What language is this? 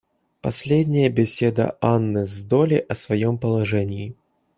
Russian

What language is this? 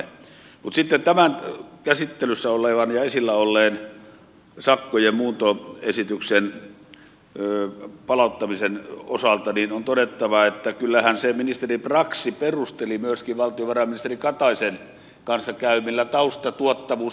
Finnish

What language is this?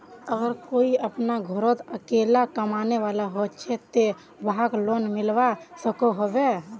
Magahi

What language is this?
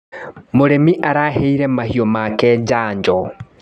Kikuyu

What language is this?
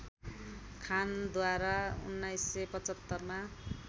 Nepali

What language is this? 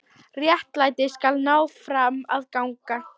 Icelandic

